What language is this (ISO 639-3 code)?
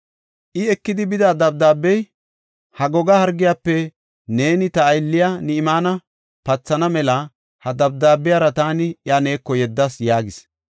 gof